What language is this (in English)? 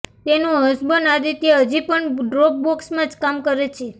Gujarati